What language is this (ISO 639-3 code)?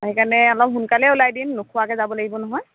asm